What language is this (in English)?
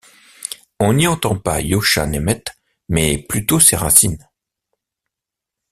French